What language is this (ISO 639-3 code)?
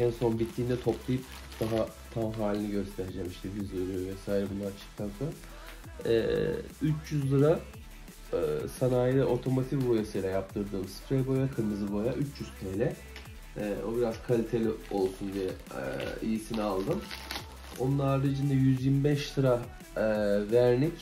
tur